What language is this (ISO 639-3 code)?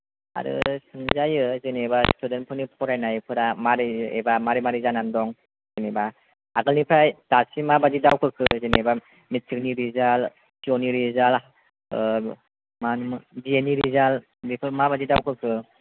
brx